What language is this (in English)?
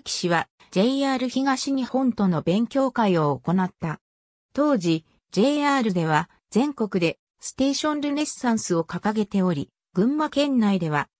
Japanese